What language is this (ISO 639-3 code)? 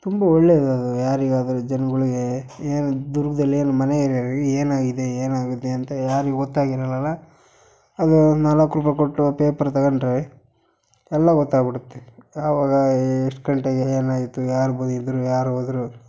kan